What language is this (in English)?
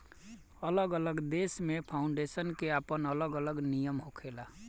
Bhojpuri